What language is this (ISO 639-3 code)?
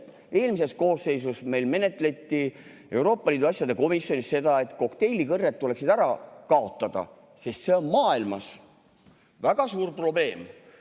est